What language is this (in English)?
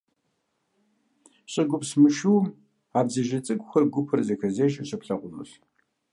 Kabardian